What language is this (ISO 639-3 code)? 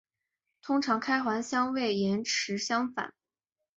zho